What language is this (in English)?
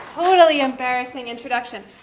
English